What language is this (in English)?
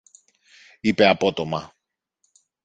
Greek